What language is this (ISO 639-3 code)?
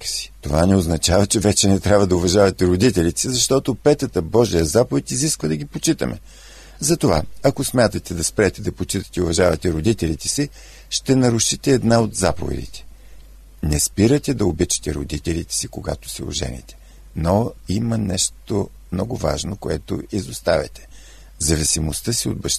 bul